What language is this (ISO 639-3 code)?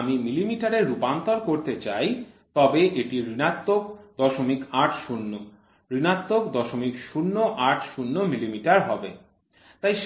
ben